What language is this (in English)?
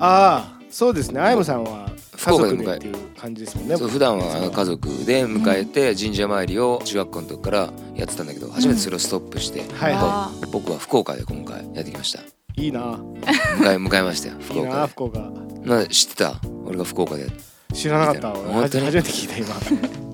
Japanese